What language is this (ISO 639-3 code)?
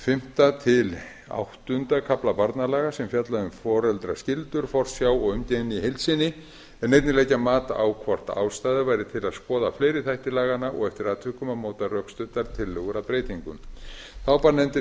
isl